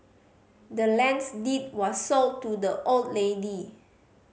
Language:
English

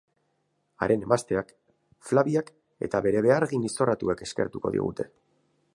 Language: Basque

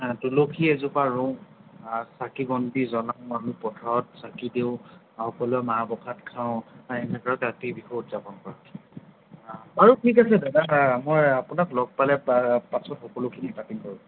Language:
Assamese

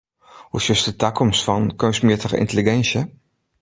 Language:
Western Frisian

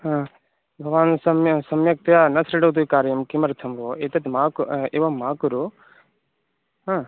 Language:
Sanskrit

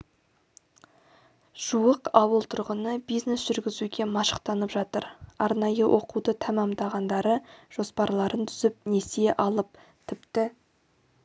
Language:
Kazakh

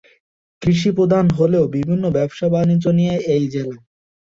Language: Bangla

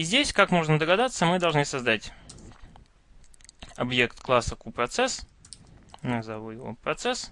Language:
Russian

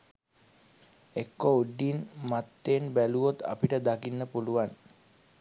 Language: Sinhala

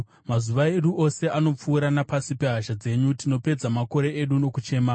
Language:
Shona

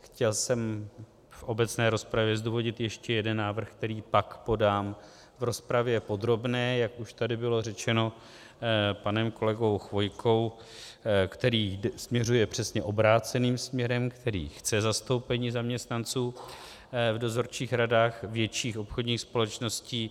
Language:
Czech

